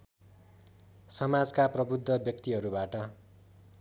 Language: Nepali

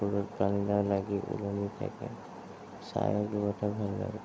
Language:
Assamese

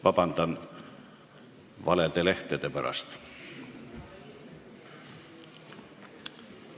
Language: Estonian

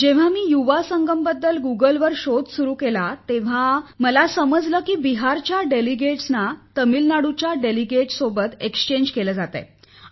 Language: Marathi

